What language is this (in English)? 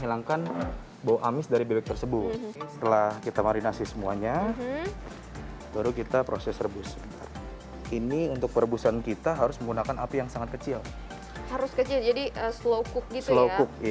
Indonesian